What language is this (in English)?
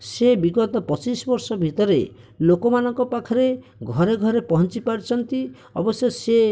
Odia